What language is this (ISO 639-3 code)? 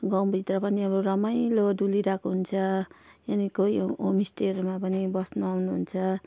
nep